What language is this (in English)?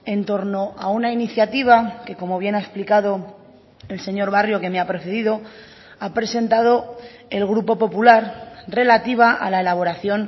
Spanish